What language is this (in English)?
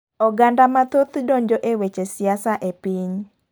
Luo (Kenya and Tanzania)